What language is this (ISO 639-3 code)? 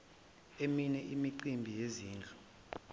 zul